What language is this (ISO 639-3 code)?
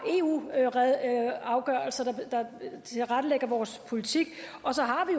dan